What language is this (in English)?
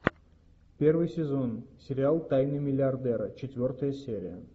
Russian